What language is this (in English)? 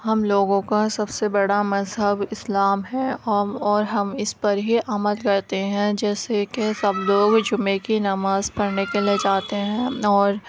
Urdu